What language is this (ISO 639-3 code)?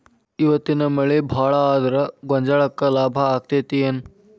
kan